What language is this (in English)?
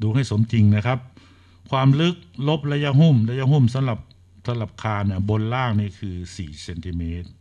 Thai